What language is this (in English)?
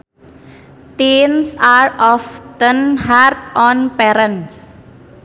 Sundanese